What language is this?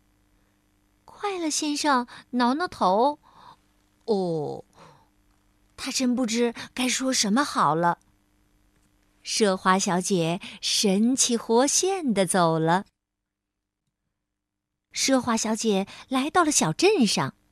Chinese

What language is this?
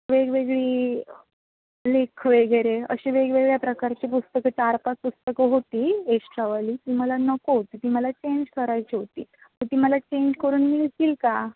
Marathi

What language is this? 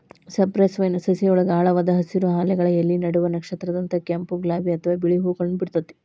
Kannada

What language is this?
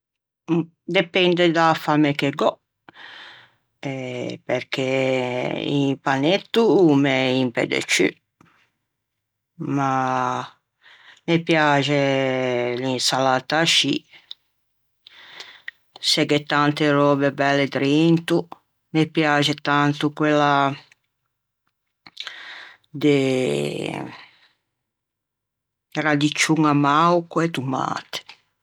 Ligurian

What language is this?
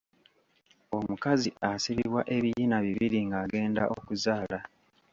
Ganda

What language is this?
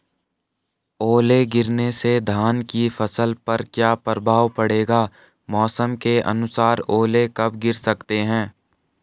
Hindi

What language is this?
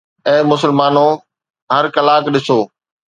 Sindhi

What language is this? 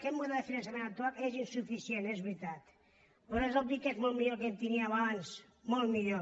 Catalan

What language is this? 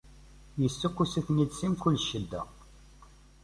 Kabyle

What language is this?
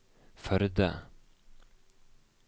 Norwegian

